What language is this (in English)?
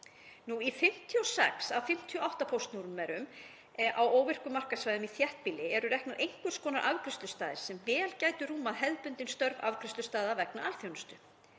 Icelandic